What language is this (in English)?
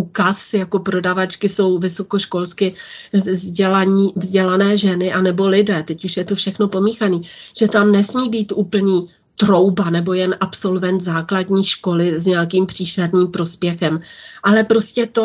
Czech